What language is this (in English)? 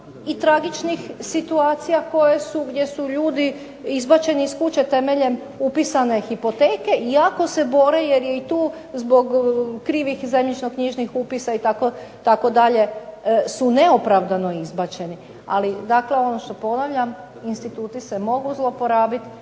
Croatian